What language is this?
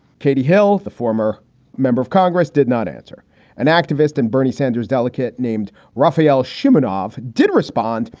English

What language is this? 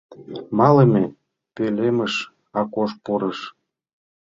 Mari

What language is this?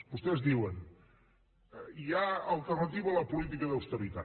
Catalan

